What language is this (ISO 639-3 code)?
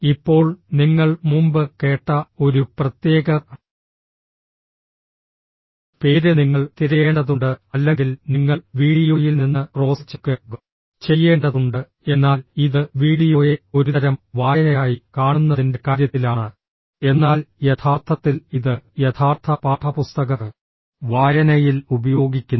mal